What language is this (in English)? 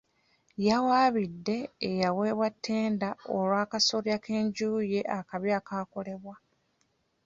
Ganda